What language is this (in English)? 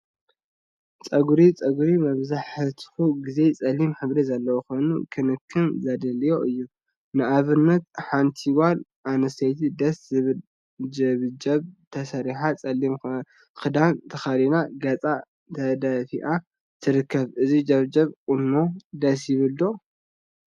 Tigrinya